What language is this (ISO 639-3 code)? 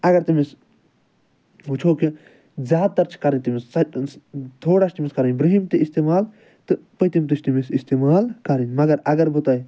kas